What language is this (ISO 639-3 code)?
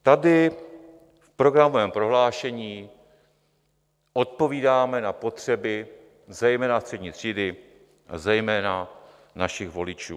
ces